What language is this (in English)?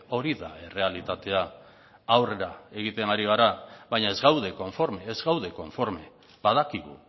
Basque